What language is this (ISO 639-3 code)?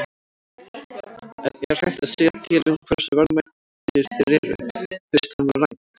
isl